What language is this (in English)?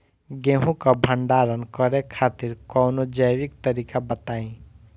Bhojpuri